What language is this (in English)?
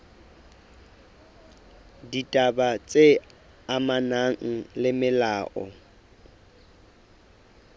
Southern Sotho